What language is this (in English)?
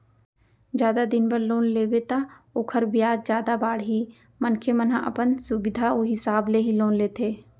Chhattisgarhi